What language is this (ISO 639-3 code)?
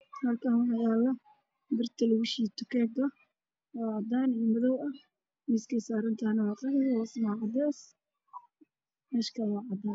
som